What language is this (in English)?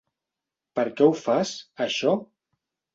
Catalan